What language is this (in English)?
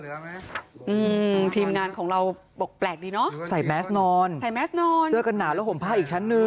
Thai